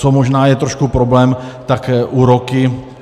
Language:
Czech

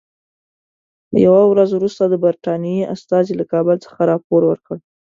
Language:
Pashto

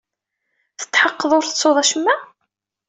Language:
Kabyle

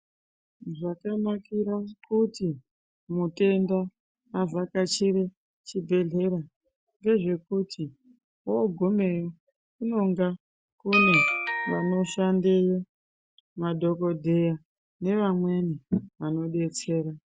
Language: Ndau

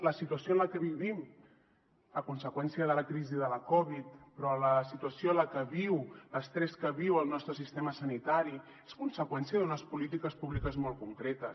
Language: Catalan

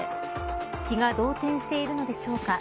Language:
Japanese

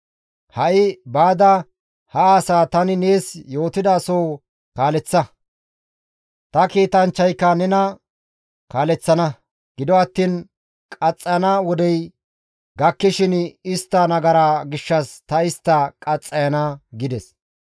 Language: Gamo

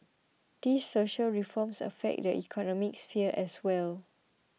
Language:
English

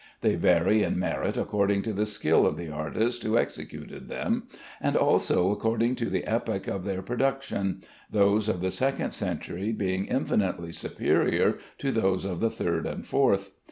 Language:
English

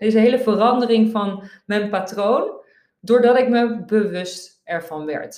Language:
Dutch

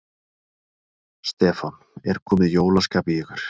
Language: Icelandic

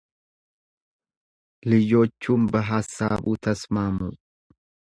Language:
Amharic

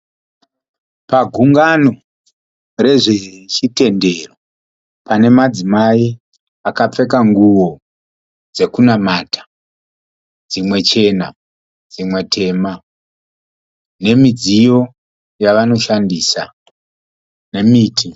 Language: Shona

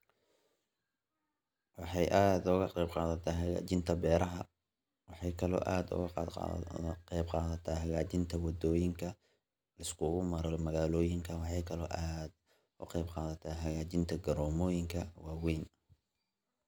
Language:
Somali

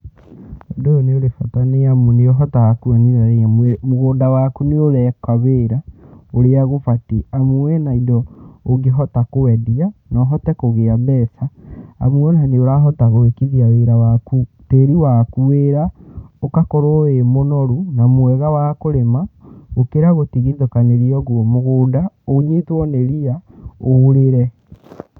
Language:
Kikuyu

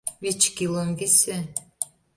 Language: Mari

